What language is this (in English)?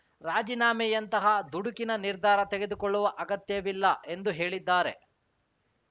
Kannada